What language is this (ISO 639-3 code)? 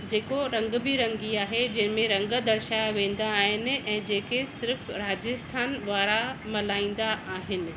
snd